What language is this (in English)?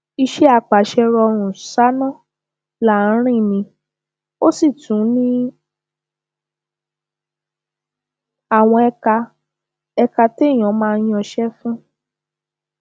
Yoruba